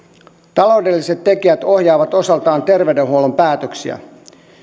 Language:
Finnish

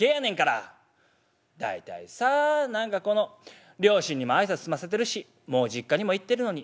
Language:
Japanese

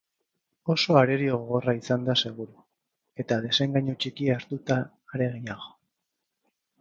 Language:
Basque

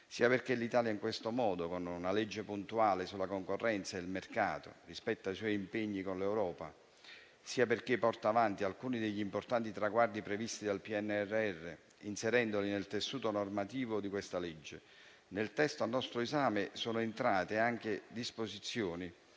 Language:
Italian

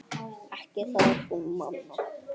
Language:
Icelandic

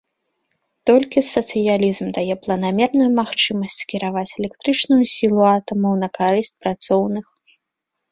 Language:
Belarusian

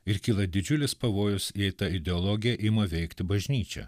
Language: Lithuanian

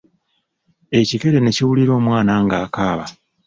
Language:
Ganda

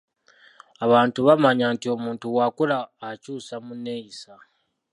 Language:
Ganda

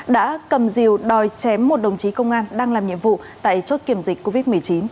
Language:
Vietnamese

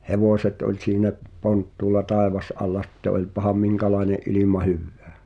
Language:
Finnish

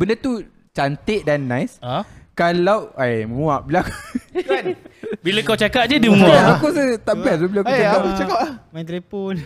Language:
Malay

